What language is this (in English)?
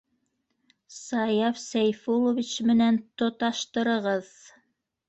Bashkir